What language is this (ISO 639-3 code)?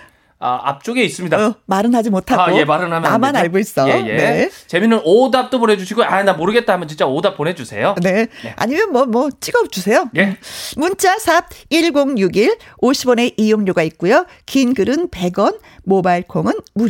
kor